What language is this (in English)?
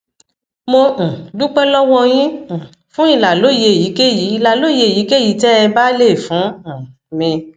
Yoruba